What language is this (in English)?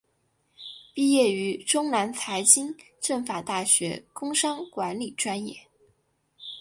Chinese